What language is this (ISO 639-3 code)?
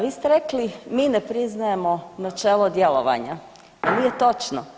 hrv